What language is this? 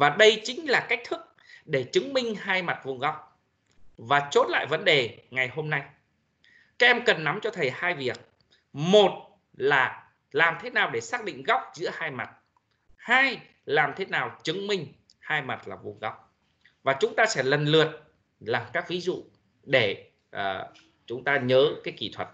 Vietnamese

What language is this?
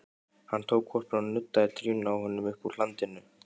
Icelandic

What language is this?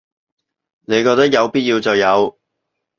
Cantonese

